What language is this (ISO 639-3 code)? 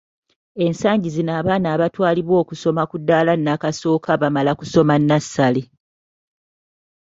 lug